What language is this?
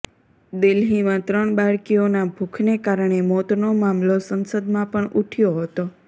Gujarati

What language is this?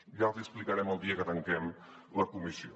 Catalan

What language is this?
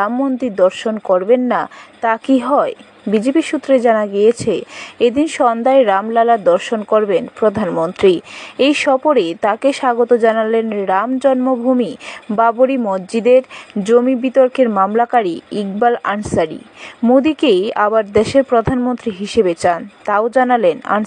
Bangla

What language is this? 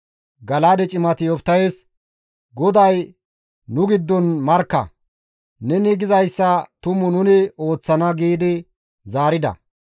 Gamo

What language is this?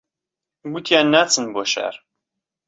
Central Kurdish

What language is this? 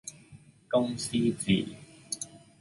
Cantonese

